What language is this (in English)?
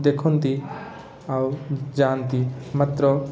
Odia